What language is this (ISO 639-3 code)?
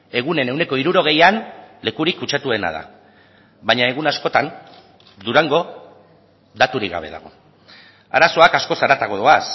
eus